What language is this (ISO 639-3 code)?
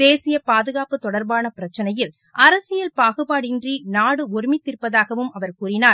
tam